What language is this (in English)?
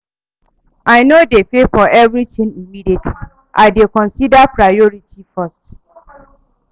Nigerian Pidgin